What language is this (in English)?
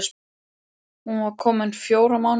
Icelandic